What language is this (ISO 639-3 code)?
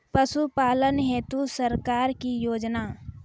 mai